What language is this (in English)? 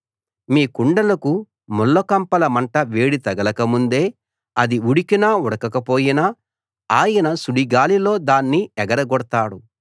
Telugu